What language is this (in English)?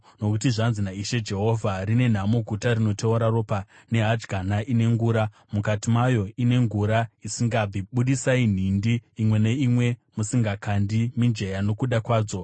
Shona